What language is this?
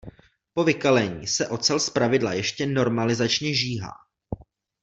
Czech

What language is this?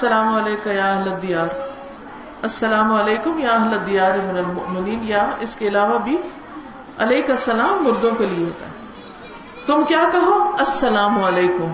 Urdu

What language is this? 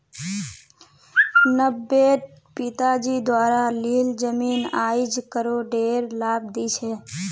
Magahi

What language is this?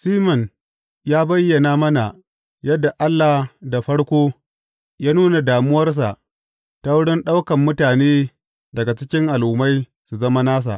Hausa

